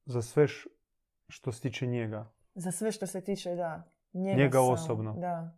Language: Croatian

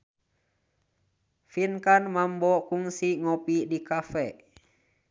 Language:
Sundanese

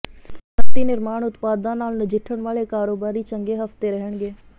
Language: Punjabi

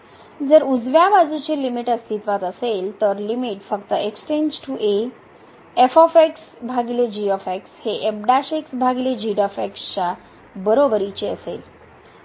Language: Marathi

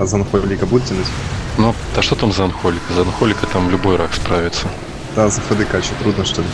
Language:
Russian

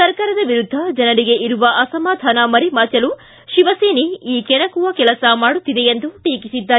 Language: Kannada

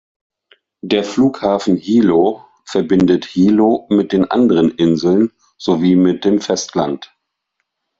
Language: German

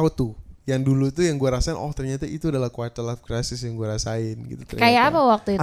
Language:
Indonesian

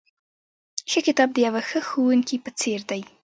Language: Pashto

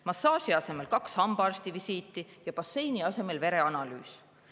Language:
Estonian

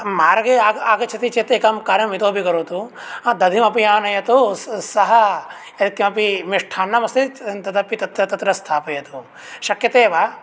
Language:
Sanskrit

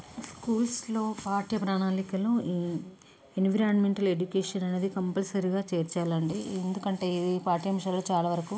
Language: Telugu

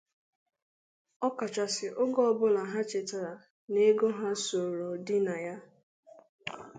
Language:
Igbo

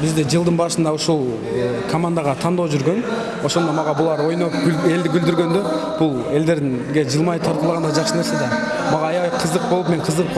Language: Turkish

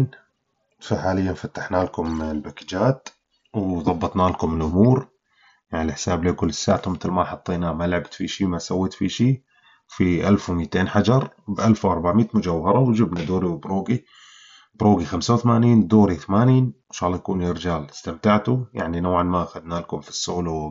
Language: Arabic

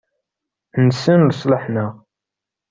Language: Kabyle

